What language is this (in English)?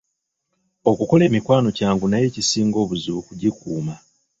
Ganda